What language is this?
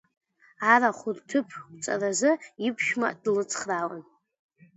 Abkhazian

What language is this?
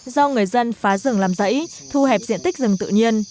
Vietnamese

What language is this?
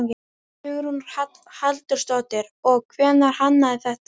Icelandic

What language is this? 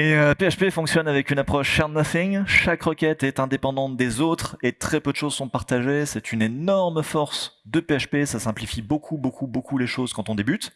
French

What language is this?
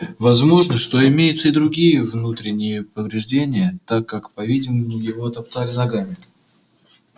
Russian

